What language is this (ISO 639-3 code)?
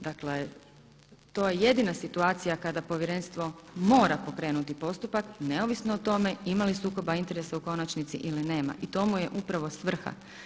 hrv